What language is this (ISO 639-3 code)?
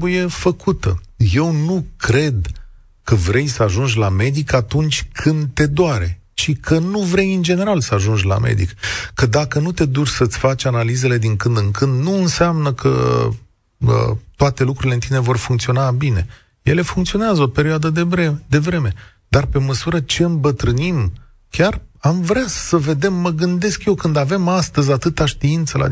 ron